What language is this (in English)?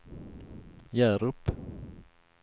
Swedish